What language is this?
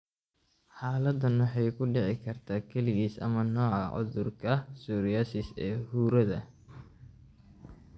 Somali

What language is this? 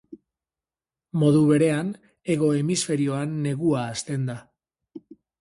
Basque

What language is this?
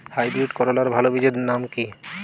Bangla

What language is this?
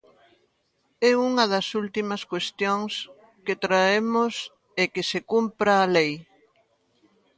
Galician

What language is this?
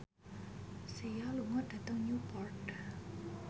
Javanese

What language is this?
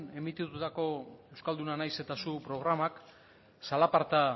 Basque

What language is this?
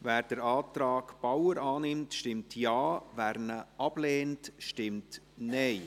Swiss German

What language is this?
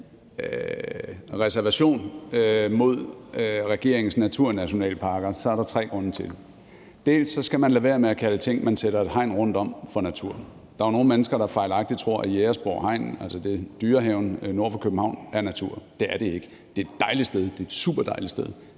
Danish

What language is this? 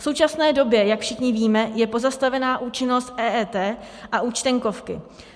Czech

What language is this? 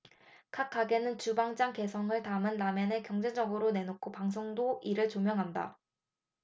Korean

